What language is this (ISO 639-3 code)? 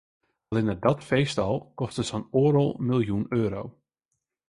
fry